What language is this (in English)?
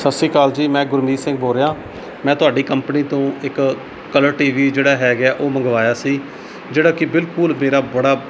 Punjabi